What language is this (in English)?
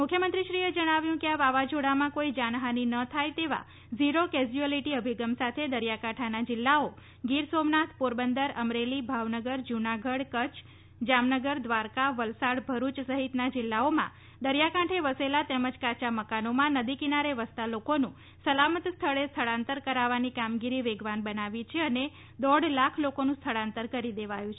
Gujarati